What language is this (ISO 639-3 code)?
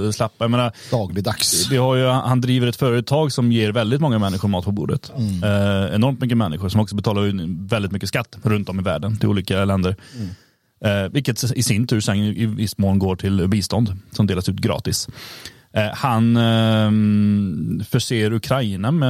swe